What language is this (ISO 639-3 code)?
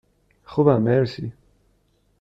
fas